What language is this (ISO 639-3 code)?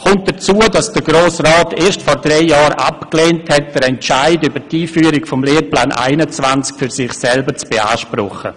gsw